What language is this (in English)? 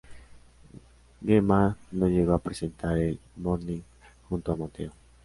Spanish